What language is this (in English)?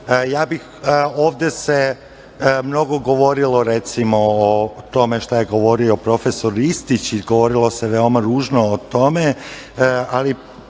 Serbian